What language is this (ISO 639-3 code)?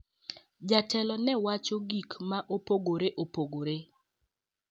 luo